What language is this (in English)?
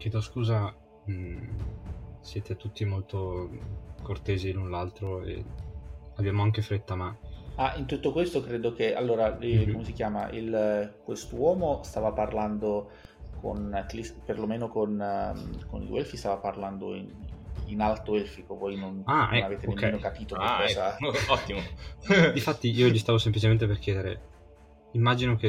Italian